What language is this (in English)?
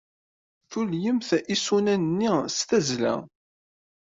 Kabyle